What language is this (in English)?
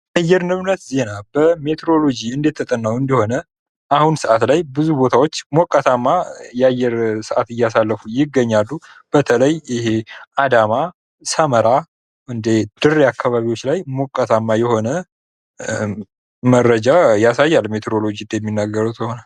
Amharic